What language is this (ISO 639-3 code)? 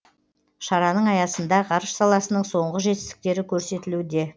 kaz